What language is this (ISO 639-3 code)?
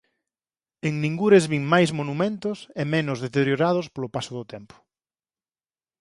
glg